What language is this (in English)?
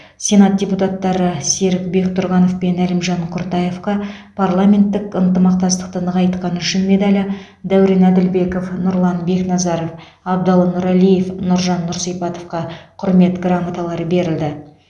Kazakh